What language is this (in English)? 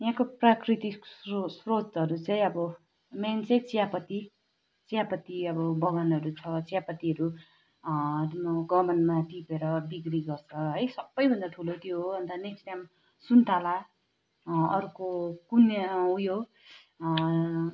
Nepali